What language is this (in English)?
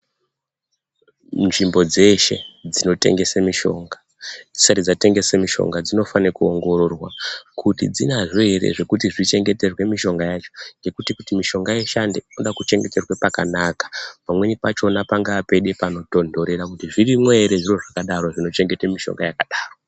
Ndau